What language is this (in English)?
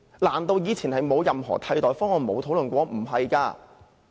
Cantonese